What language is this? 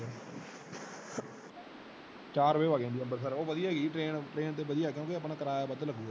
Punjabi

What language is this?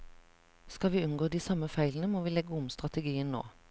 Norwegian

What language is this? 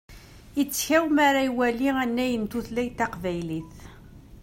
Kabyle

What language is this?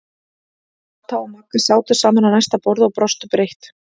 Icelandic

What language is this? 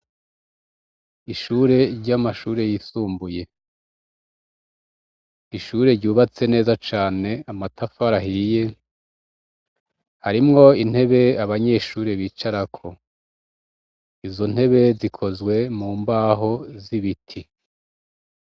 Rundi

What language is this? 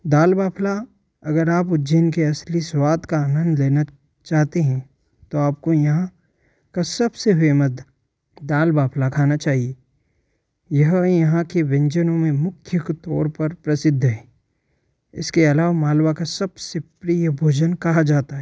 Hindi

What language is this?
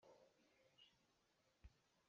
Hakha Chin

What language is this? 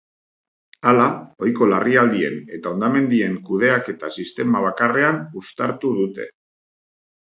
Basque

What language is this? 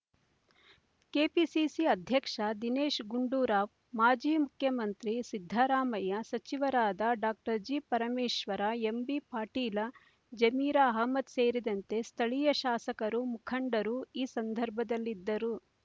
Kannada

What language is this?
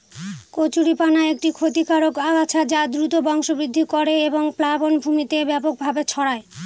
Bangla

